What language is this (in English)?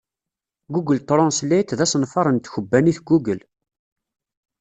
Kabyle